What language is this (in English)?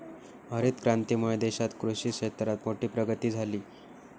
Marathi